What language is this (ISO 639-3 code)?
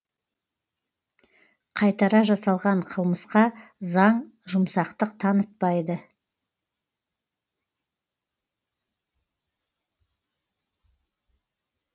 kaz